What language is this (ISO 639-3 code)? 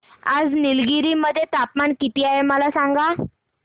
mar